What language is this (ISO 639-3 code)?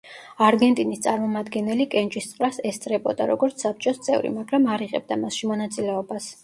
kat